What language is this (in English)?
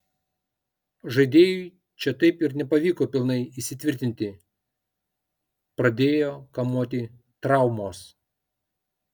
Lithuanian